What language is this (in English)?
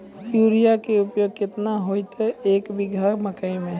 Maithili